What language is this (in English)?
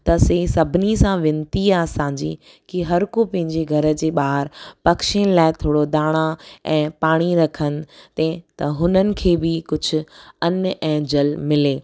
Sindhi